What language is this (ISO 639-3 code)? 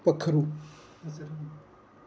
doi